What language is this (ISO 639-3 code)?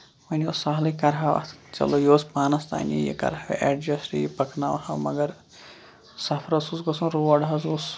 kas